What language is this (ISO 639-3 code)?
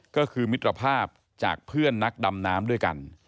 tha